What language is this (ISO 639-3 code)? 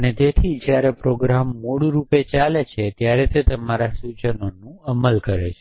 guj